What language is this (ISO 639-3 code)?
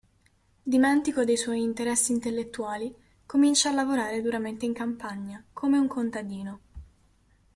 ita